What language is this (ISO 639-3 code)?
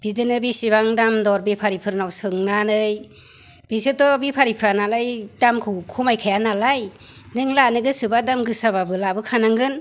brx